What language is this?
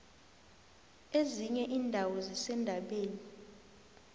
South Ndebele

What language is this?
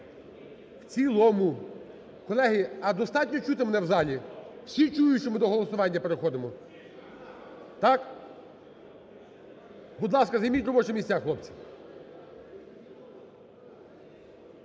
Ukrainian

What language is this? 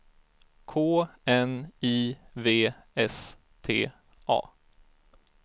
Swedish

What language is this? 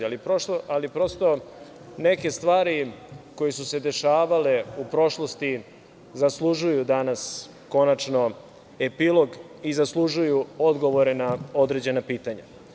Serbian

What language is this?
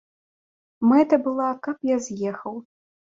Belarusian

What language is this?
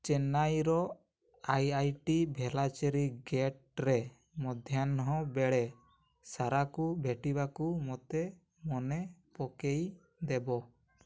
Odia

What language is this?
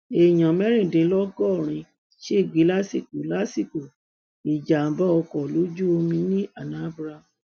Yoruba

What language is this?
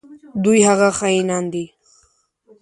Pashto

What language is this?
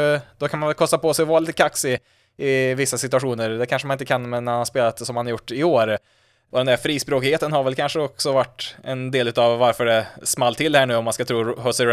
Swedish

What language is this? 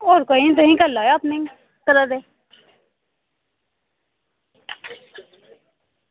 Dogri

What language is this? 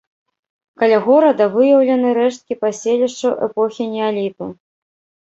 Belarusian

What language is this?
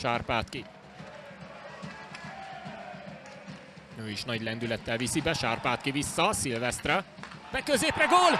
Hungarian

